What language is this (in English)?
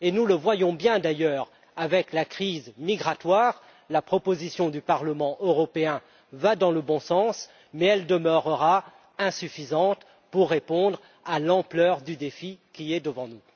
French